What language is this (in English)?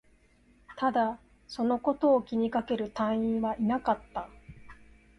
Japanese